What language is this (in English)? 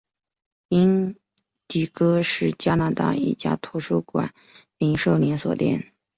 Chinese